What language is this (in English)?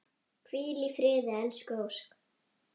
Icelandic